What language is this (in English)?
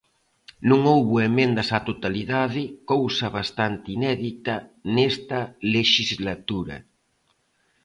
Galician